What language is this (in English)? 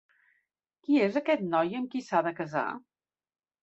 Catalan